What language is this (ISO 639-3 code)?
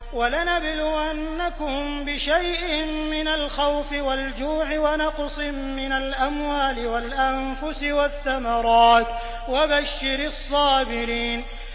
ara